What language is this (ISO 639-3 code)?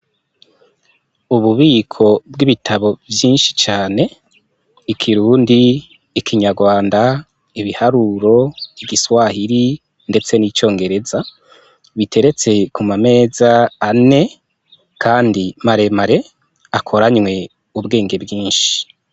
run